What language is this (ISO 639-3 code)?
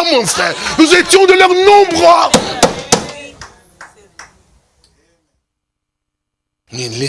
fra